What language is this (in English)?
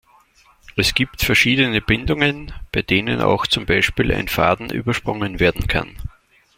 German